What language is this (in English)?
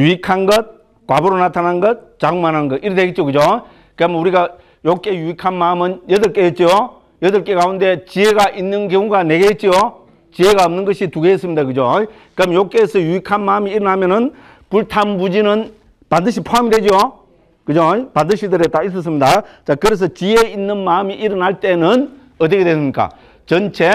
Korean